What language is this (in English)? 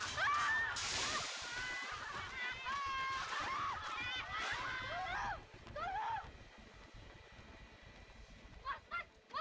Indonesian